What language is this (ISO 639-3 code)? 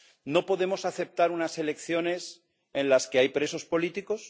spa